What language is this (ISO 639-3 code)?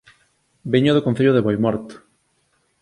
glg